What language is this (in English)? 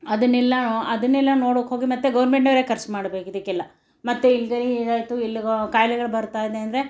Kannada